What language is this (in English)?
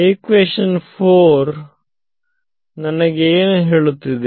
Kannada